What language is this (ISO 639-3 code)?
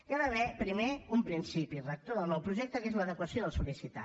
cat